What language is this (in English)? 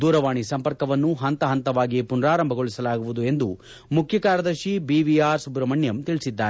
Kannada